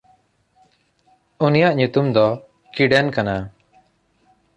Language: Santali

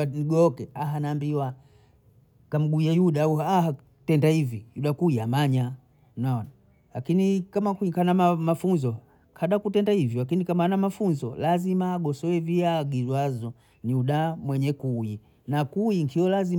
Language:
Bondei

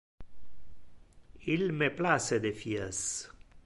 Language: Interlingua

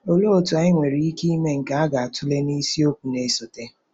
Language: Igbo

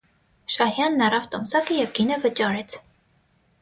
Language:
Armenian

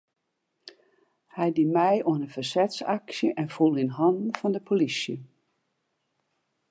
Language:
Western Frisian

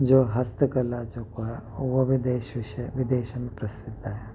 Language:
Sindhi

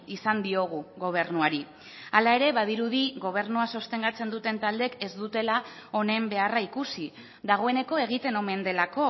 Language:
Basque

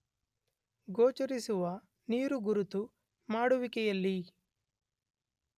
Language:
Kannada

